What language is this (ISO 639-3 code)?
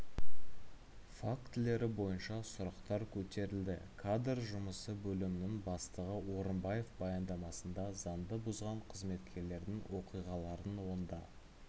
kaz